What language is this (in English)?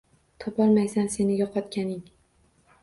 Uzbek